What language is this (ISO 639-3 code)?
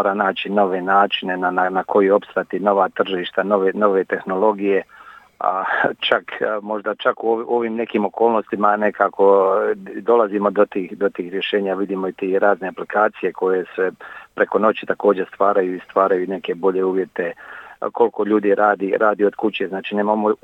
hrv